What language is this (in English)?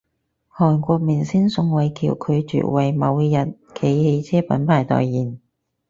Cantonese